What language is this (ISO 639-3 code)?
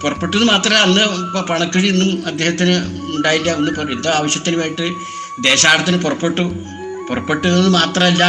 mal